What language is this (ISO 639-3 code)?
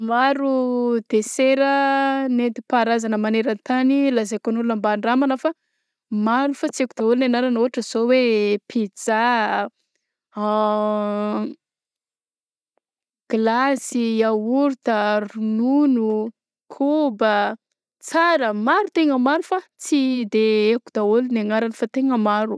bzc